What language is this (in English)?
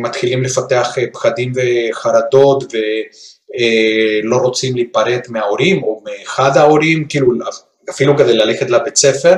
Hebrew